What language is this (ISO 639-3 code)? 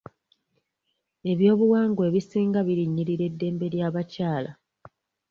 lug